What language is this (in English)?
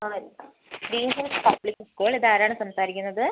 Malayalam